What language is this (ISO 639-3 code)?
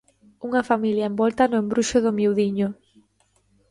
glg